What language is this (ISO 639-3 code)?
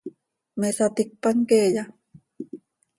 sei